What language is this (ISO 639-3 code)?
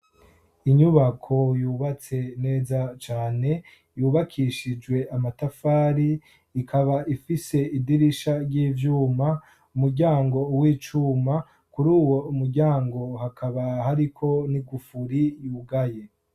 run